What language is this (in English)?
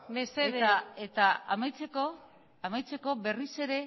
Basque